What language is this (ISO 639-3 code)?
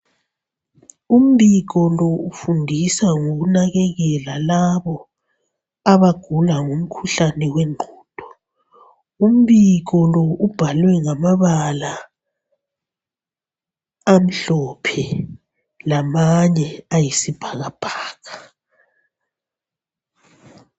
nde